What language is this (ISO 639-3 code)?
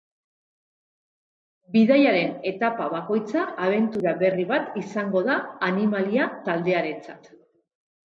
eus